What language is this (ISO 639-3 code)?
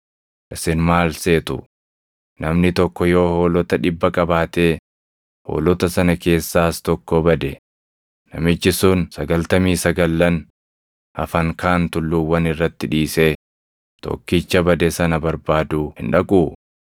orm